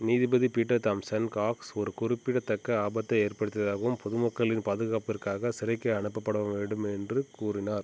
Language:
Tamil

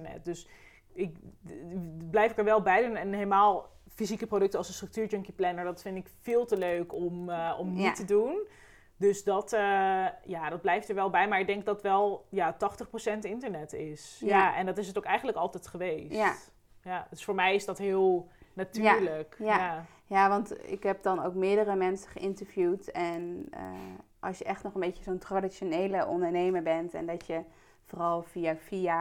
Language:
Dutch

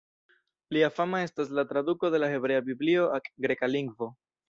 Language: Esperanto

